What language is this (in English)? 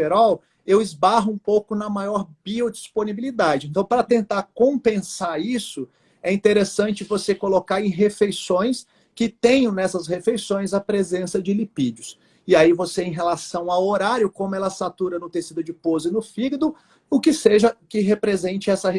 Portuguese